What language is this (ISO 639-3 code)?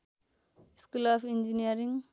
nep